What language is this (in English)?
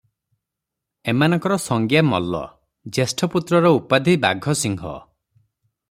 Odia